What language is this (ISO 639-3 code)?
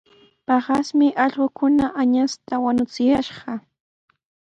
qws